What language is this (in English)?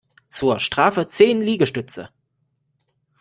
German